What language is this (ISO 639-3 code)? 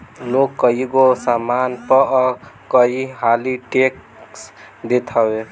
bho